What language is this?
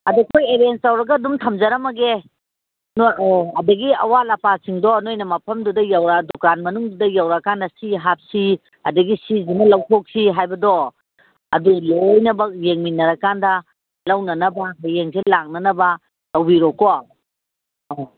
Manipuri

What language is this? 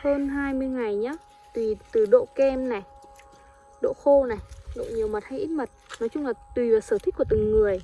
Vietnamese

